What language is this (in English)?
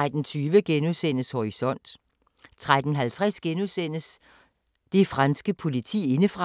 Danish